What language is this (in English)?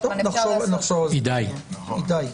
Hebrew